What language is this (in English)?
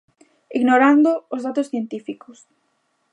Galician